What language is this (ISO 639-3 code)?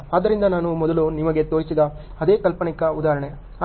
kan